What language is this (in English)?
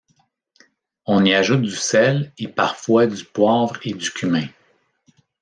French